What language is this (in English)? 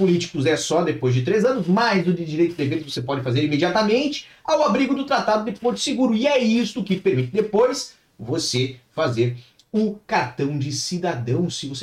Portuguese